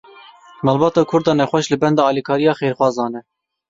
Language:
Kurdish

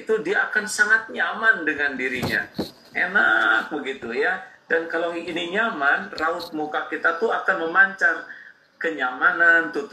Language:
Indonesian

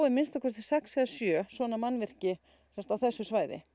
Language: Icelandic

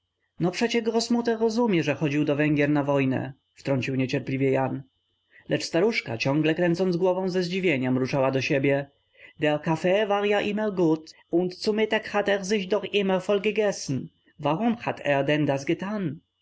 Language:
Polish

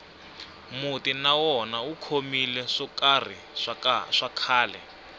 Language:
Tsonga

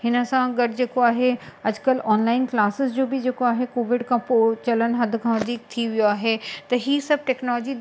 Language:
Sindhi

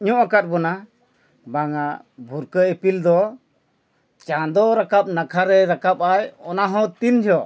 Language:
Santali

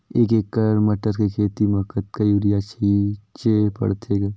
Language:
Chhattisgarhi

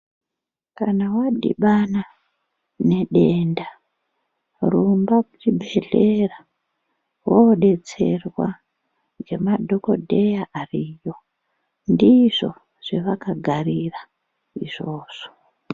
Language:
Ndau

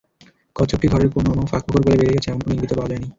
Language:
Bangla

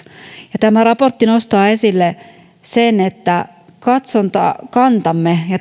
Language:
Finnish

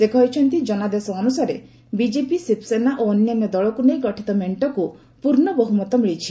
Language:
Odia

